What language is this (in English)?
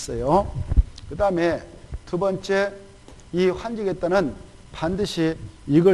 Korean